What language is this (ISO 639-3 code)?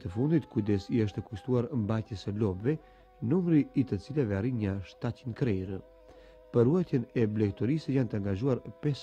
ron